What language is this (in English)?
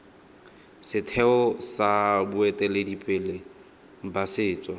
Tswana